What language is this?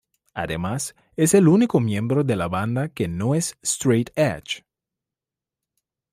Spanish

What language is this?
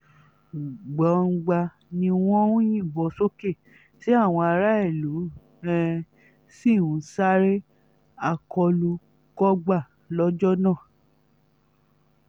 Yoruba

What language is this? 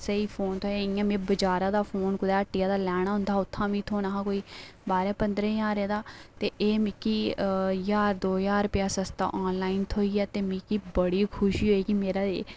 Dogri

